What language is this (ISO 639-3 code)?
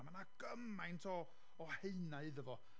cym